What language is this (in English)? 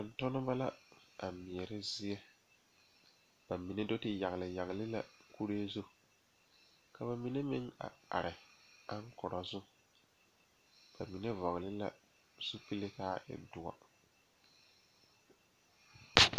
Southern Dagaare